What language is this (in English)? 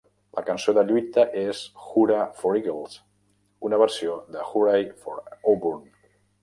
Catalan